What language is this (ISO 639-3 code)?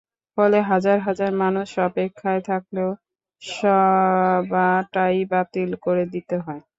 ben